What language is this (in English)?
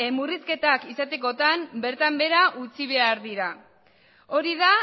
Basque